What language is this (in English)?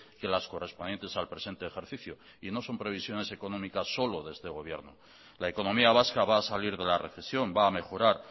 Spanish